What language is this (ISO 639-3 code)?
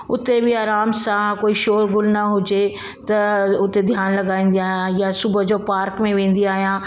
snd